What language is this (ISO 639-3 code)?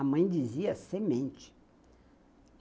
por